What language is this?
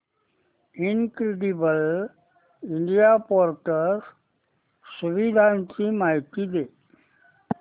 Marathi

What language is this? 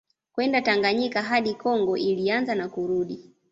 Swahili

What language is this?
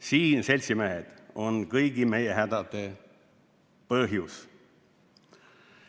Estonian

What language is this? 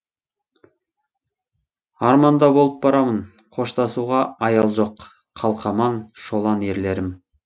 Kazakh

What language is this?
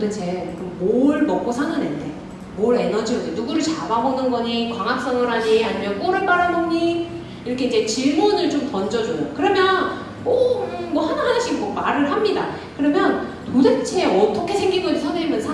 Korean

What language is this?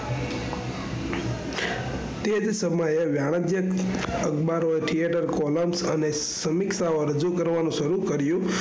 Gujarati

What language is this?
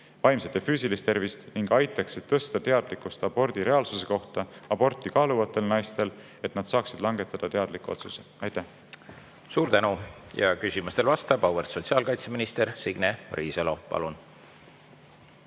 Estonian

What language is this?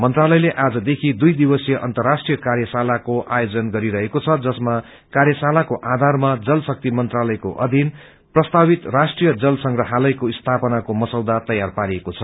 Nepali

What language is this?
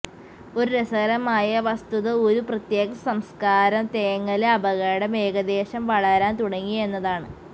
Malayalam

